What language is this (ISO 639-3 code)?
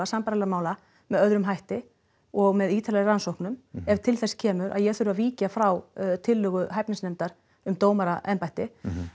isl